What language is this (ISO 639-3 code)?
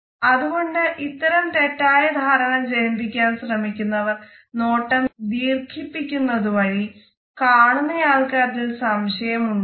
mal